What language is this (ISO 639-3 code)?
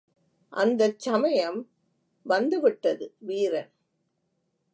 tam